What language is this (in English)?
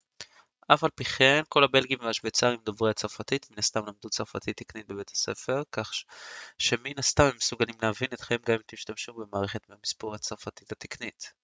Hebrew